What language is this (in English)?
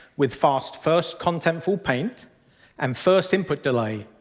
English